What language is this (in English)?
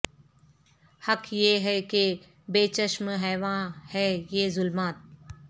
Urdu